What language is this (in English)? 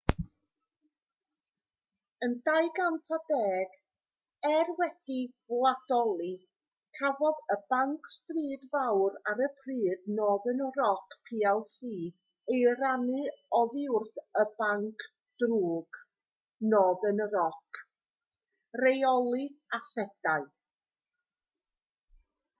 Welsh